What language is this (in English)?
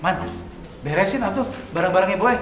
Indonesian